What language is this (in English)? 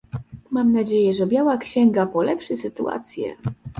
Polish